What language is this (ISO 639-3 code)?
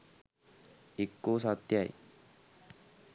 sin